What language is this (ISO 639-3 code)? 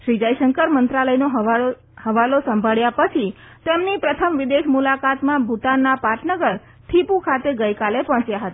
guj